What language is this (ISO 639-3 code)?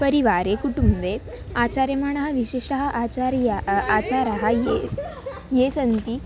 san